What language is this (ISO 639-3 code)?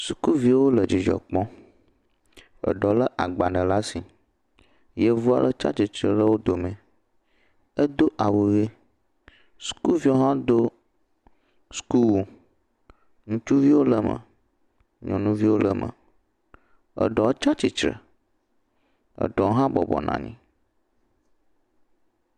ewe